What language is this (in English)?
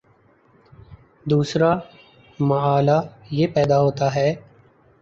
Urdu